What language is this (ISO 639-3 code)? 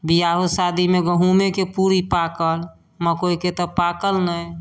mai